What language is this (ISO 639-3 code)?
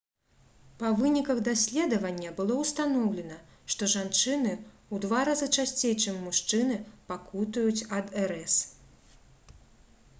bel